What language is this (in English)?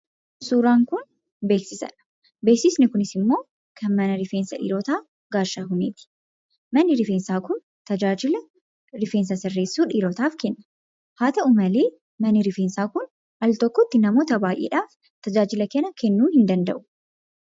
Oromo